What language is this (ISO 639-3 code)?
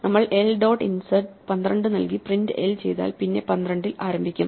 mal